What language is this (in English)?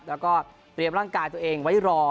Thai